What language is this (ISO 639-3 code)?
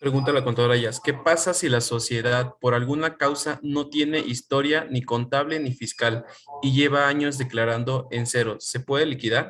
spa